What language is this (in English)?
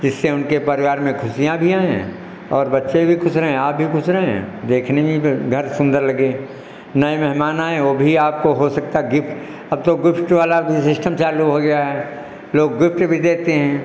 Hindi